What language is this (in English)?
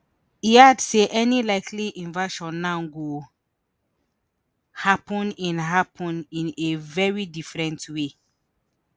Nigerian Pidgin